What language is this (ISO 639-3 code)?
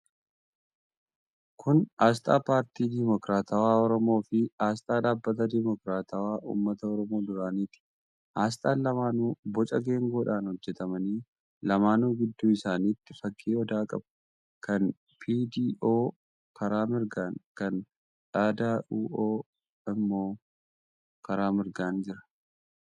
orm